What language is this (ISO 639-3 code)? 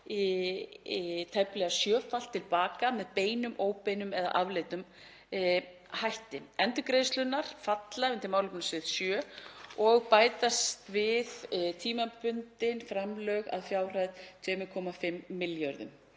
isl